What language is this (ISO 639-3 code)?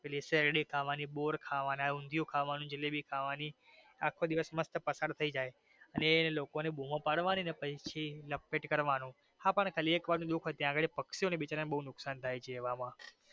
guj